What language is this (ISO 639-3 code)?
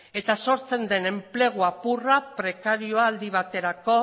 eus